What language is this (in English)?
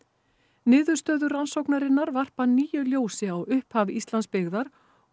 Icelandic